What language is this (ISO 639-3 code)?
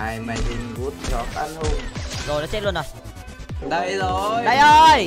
vie